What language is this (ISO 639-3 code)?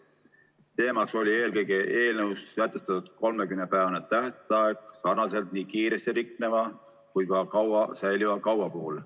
est